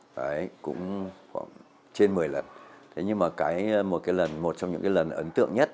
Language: Vietnamese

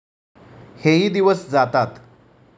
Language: Marathi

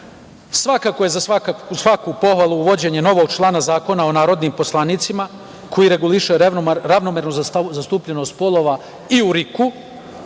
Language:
Serbian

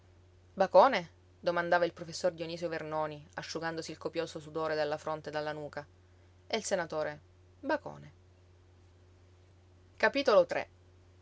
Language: Italian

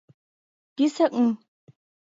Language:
Mari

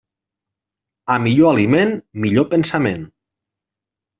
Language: Catalan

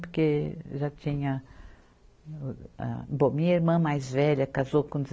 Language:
Portuguese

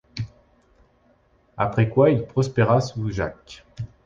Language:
French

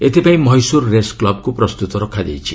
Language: Odia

